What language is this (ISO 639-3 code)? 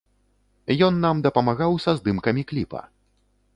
bel